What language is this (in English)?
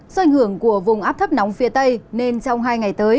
Vietnamese